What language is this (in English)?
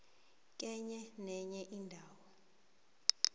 South Ndebele